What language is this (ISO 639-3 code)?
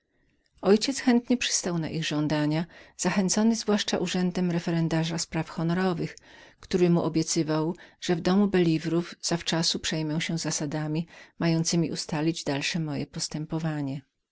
pol